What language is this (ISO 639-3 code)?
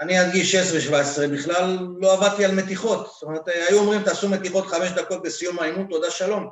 heb